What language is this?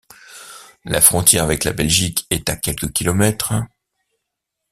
French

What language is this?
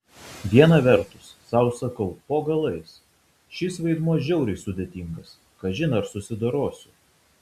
Lithuanian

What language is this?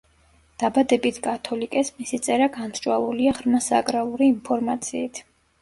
Georgian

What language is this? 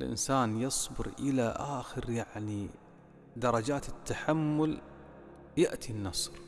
Arabic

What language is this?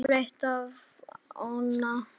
Icelandic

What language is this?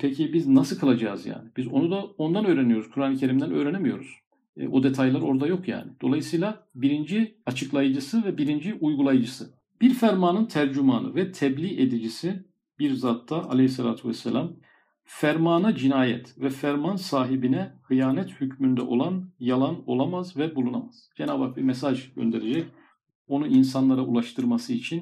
Turkish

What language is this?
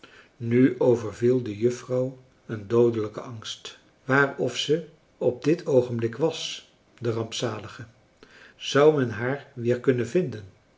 Dutch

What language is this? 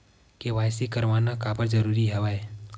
Chhattisgarhi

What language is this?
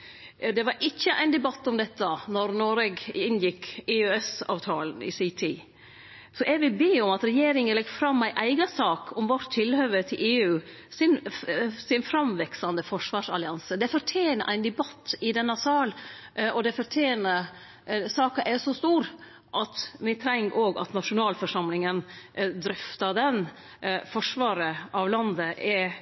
Norwegian Nynorsk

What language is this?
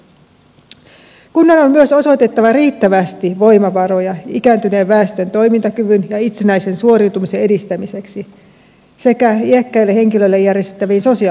Finnish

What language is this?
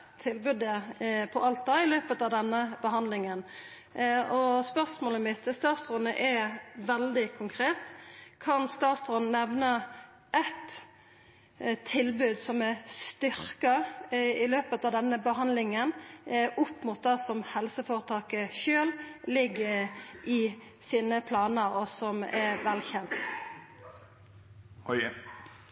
Norwegian Nynorsk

